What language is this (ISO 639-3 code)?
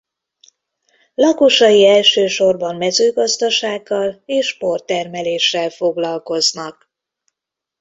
hun